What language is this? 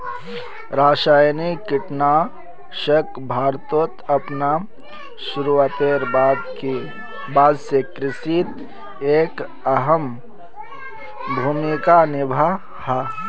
Magahi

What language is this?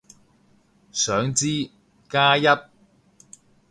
Cantonese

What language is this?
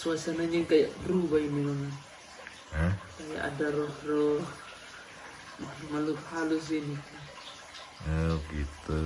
Indonesian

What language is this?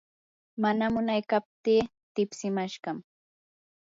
Yanahuanca Pasco Quechua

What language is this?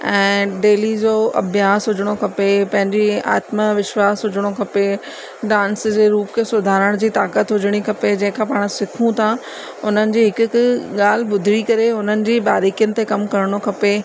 Sindhi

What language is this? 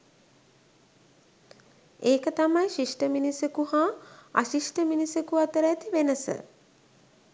Sinhala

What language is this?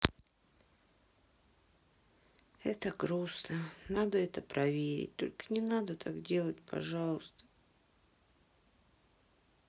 Russian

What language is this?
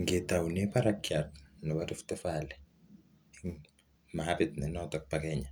Kalenjin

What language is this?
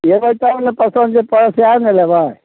Maithili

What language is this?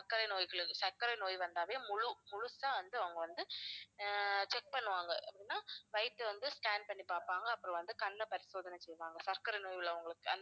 Tamil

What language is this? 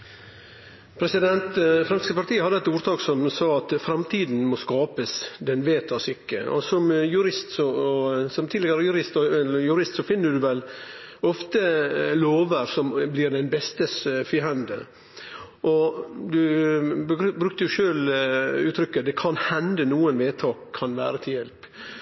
Norwegian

